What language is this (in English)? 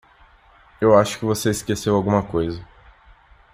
Portuguese